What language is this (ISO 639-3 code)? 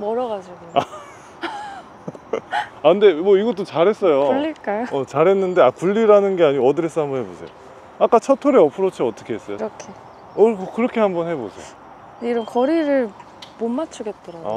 kor